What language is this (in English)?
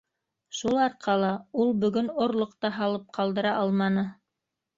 Bashkir